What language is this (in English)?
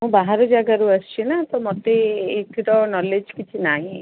Odia